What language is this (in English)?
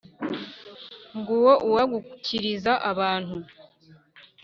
Kinyarwanda